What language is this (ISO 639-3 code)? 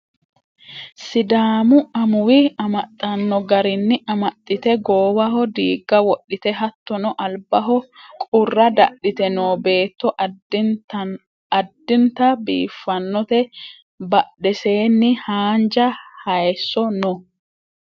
sid